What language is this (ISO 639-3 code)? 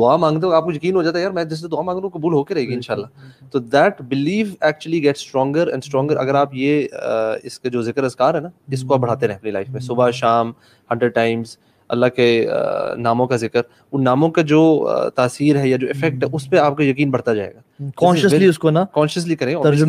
hin